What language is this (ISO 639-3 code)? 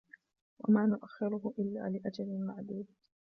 ara